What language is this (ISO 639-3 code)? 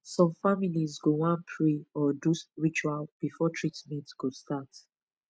pcm